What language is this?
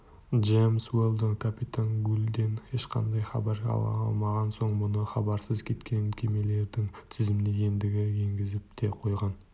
Kazakh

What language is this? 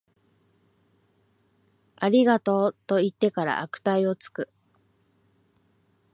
Japanese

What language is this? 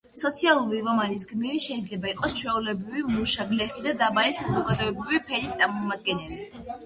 Georgian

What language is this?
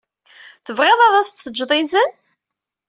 Kabyle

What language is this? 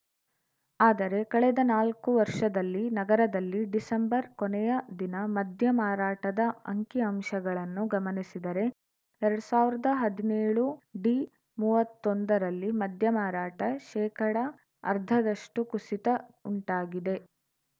Kannada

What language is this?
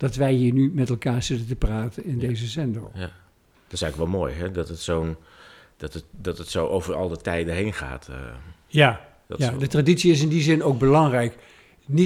Dutch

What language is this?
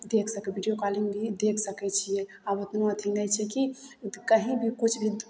Maithili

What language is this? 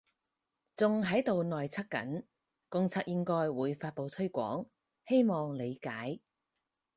Cantonese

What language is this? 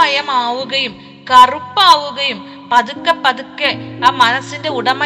Malayalam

